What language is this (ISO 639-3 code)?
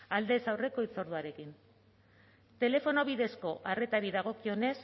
eus